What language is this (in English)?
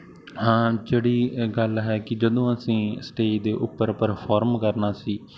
Punjabi